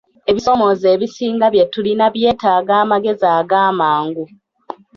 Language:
Ganda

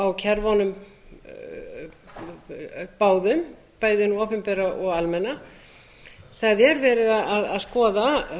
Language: Icelandic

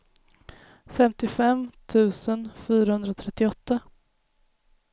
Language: Swedish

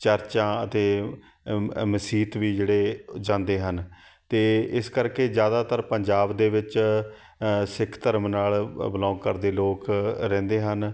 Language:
Punjabi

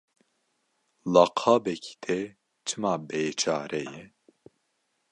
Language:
Kurdish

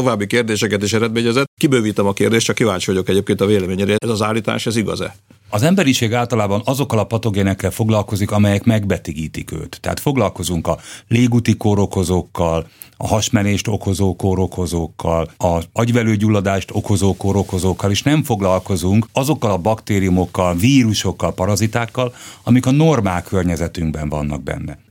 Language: Hungarian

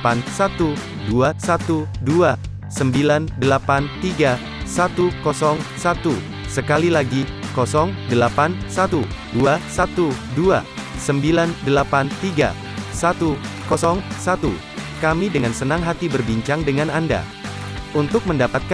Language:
Indonesian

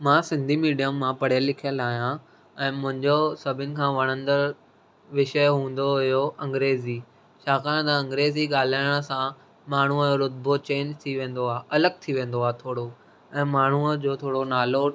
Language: Sindhi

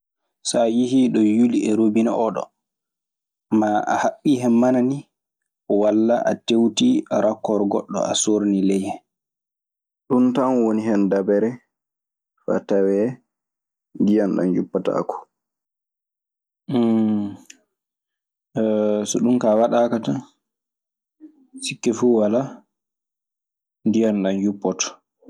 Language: Maasina Fulfulde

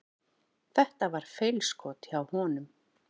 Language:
Icelandic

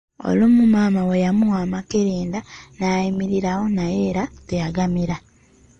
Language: Ganda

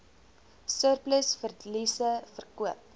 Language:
Afrikaans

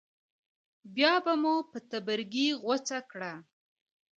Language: Pashto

